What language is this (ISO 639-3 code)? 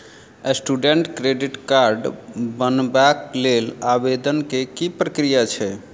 mai